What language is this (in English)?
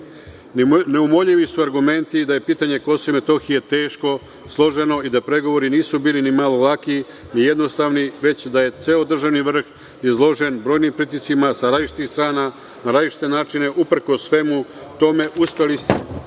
Serbian